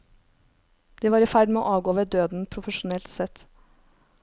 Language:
Norwegian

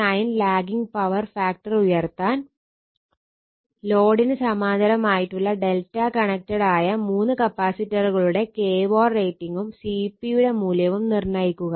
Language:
Malayalam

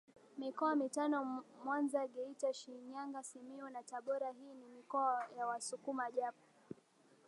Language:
Swahili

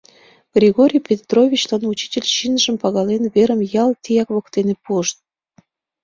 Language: Mari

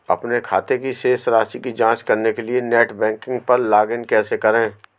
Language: Hindi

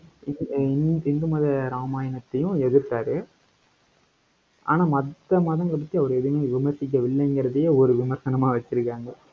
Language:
Tamil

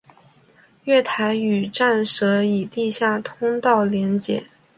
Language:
Chinese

